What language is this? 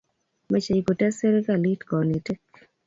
Kalenjin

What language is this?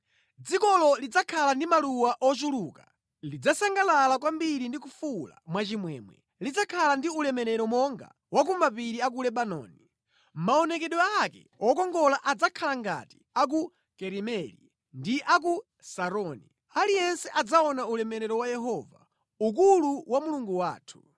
Nyanja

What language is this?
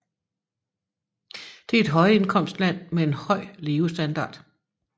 Danish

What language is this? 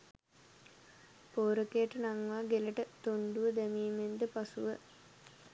Sinhala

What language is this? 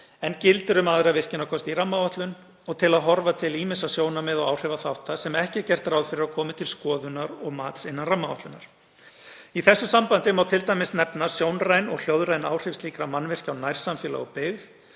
Icelandic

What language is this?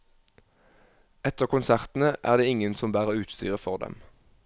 Norwegian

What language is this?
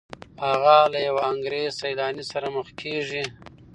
Pashto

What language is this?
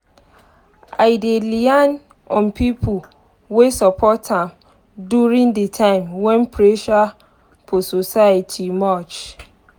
Nigerian Pidgin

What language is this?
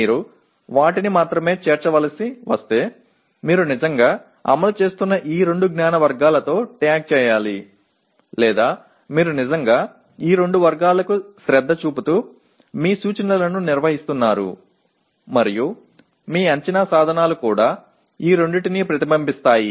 Telugu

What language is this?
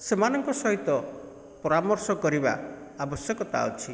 Odia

